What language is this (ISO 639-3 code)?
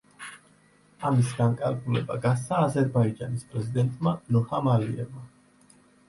kat